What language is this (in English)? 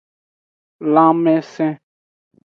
Aja (Benin)